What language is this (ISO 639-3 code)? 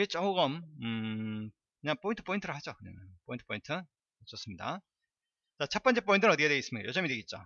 kor